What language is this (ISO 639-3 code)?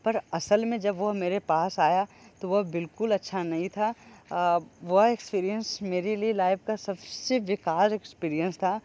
hin